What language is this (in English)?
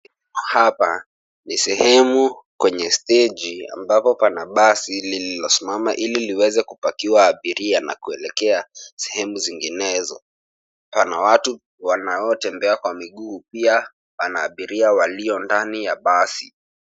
Swahili